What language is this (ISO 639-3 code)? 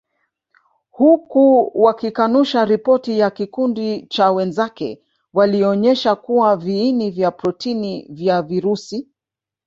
swa